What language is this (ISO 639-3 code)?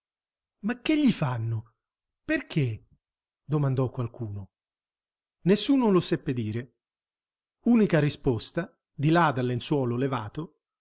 ita